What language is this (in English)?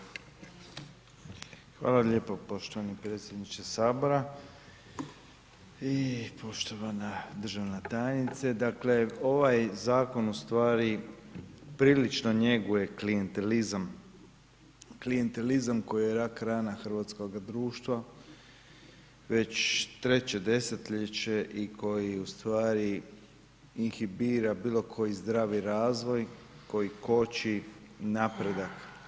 Croatian